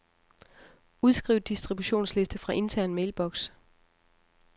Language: Danish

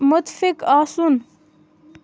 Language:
Kashmiri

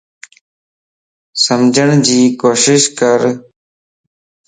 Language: Lasi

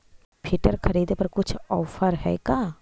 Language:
Magahi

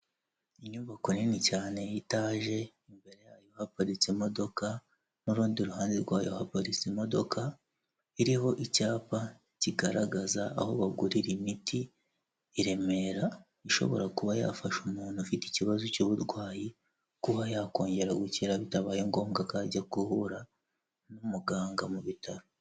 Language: Kinyarwanda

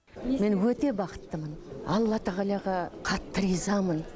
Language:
Kazakh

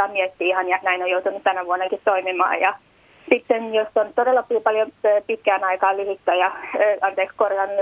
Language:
Finnish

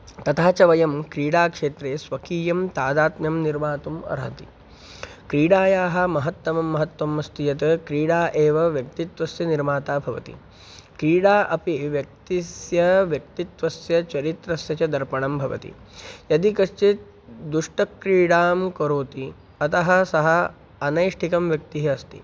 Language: Sanskrit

